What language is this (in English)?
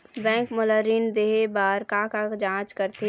Chhattisgarhi